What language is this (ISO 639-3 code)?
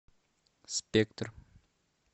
rus